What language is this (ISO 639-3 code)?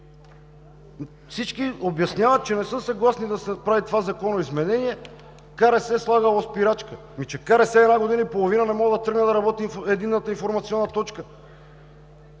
bul